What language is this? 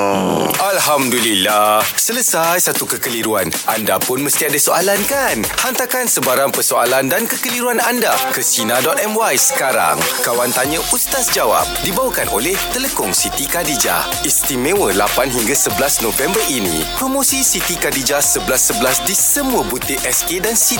Malay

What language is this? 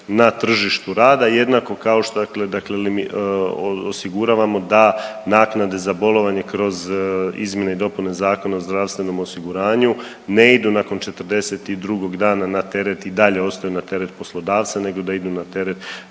Croatian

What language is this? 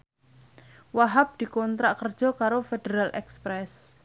Javanese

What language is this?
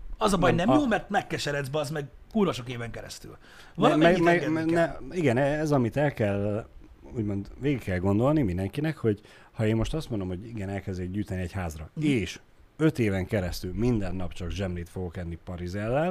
Hungarian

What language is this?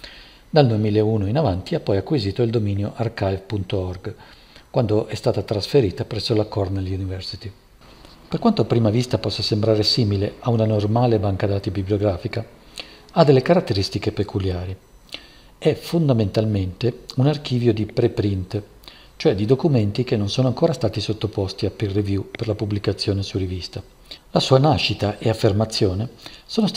Italian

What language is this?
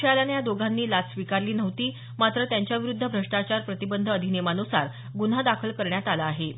Marathi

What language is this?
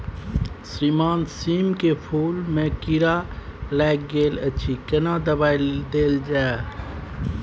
Maithili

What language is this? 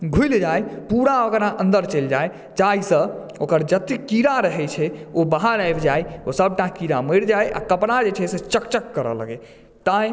Maithili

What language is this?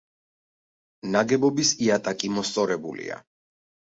Georgian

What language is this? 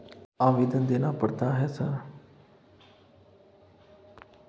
Maithili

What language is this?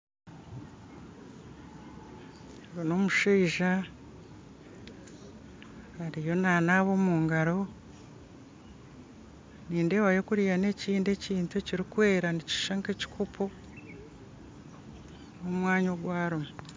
Nyankole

